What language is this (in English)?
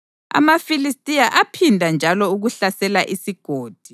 North Ndebele